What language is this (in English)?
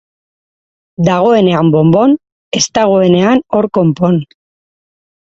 Basque